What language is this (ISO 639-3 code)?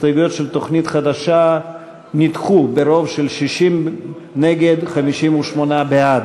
heb